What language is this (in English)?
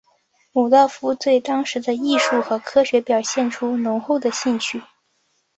Chinese